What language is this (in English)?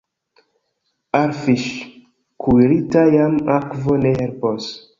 Esperanto